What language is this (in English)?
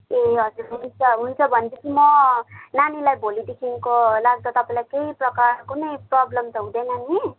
Nepali